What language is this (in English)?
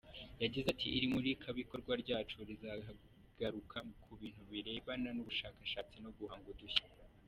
Kinyarwanda